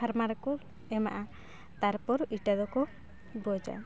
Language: Santali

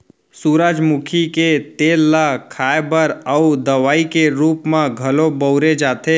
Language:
Chhattisgarhi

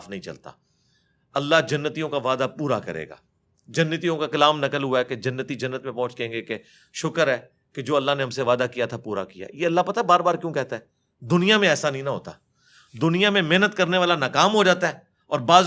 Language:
Urdu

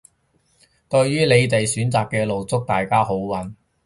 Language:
Cantonese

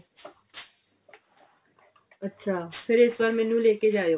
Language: Punjabi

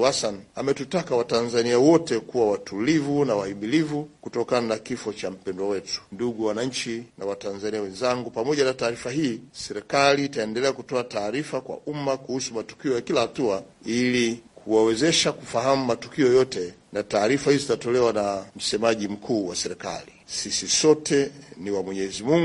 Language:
Swahili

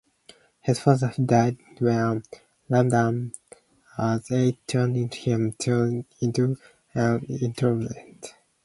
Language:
English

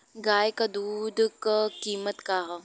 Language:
Bhojpuri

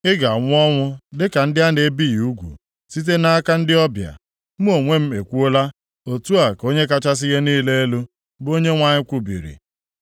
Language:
Igbo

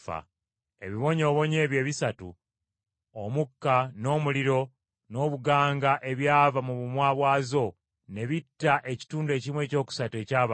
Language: Ganda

